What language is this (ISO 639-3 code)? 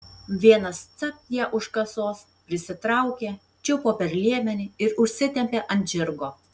lit